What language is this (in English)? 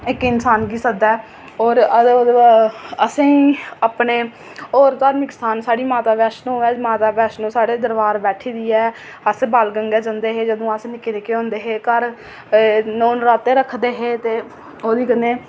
Dogri